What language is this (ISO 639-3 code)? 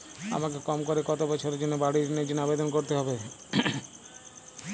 ben